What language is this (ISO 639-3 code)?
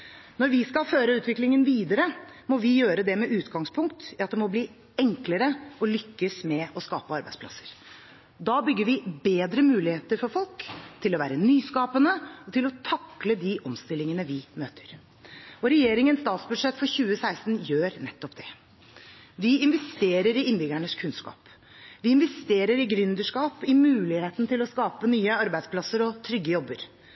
nob